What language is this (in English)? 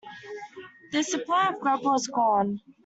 English